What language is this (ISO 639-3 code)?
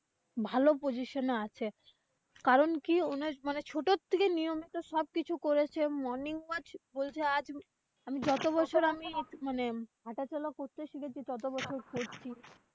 ben